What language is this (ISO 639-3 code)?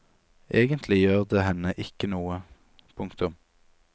nor